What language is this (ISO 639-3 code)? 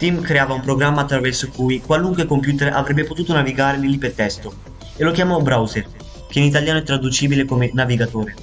ita